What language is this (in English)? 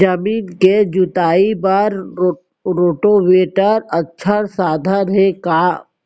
Chhattisgarhi